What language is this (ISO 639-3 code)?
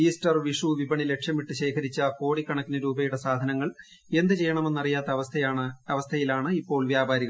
mal